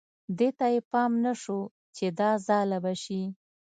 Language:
Pashto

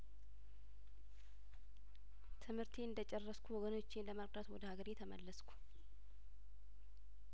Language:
Amharic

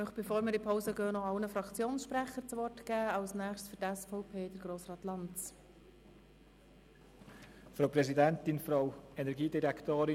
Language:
Swiss German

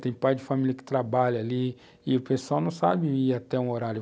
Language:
Portuguese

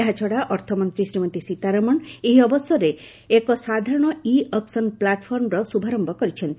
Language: Odia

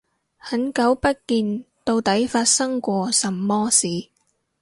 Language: Cantonese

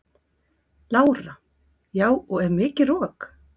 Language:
Icelandic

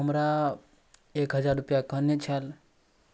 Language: Maithili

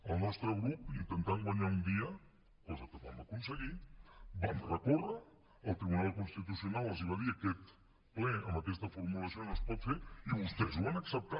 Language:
Catalan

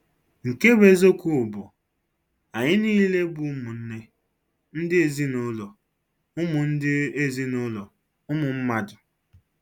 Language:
Igbo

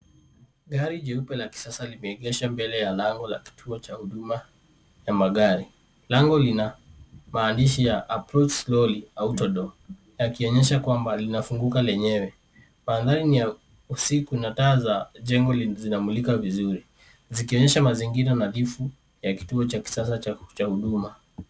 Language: Swahili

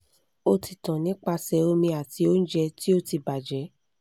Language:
Yoruba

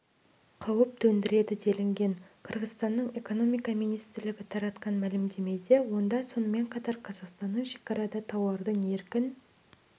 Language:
Kazakh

